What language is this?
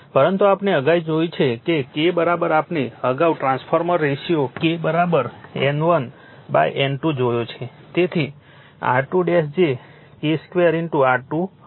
Gujarati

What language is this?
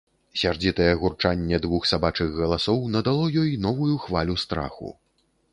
Belarusian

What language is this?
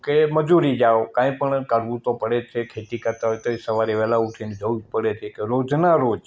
Gujarati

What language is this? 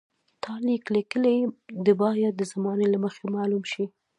Pashto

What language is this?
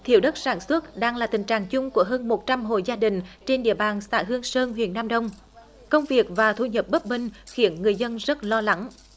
Vietnamese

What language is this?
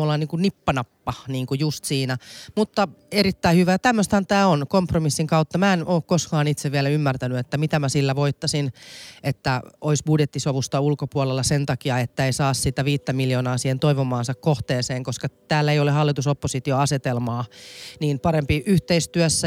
Finnish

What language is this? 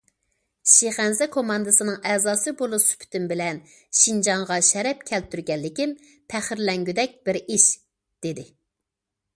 Uyghur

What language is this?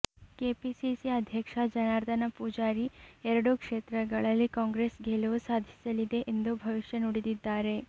Kannada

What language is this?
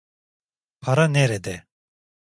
Turkish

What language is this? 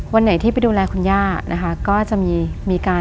Thai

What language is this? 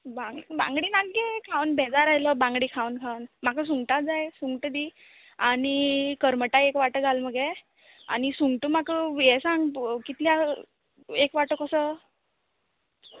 Konkani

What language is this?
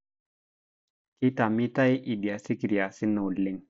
Masai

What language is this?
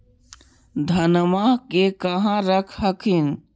Magahi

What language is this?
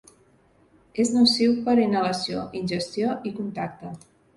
Catalan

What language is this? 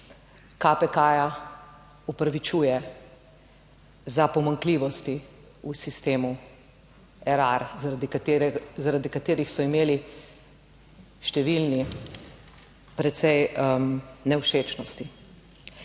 Slovenian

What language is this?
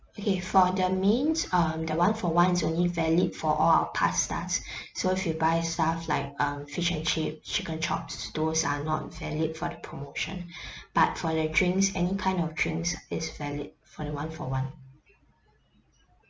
English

